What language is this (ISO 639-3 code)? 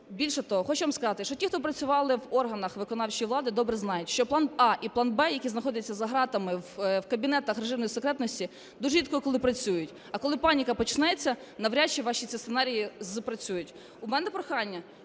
ukr